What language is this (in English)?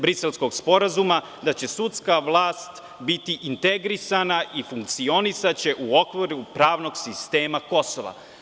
Serbian